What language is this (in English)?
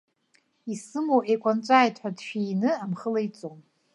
Abkhazian